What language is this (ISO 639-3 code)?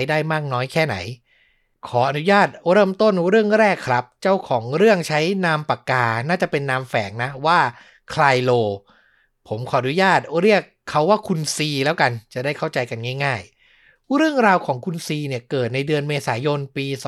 tha